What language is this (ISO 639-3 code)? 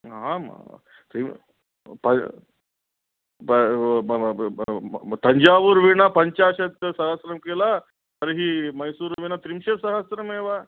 san